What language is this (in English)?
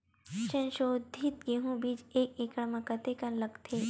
Chhattisgarhi